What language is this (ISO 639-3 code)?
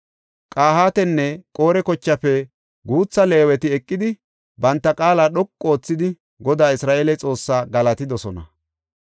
gof